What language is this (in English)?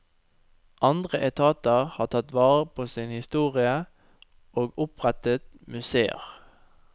Norwegian